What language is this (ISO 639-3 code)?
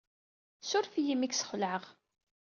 kab